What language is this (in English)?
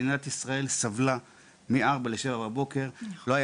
Hebrew